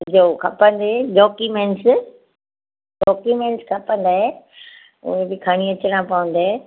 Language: Sindhi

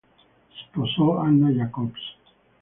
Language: Italian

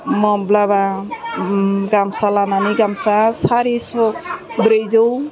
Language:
Bodo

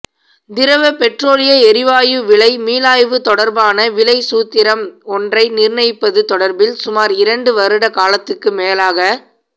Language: Tamil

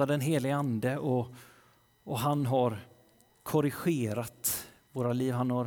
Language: Swedish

